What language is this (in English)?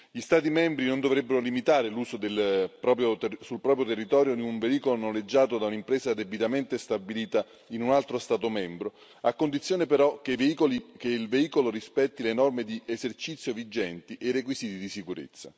Italian